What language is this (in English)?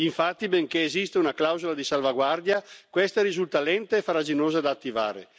Italian